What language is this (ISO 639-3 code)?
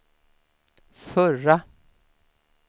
swe